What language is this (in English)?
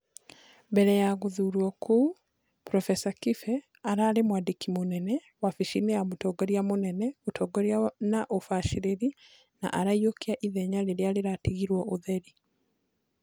Kikuyu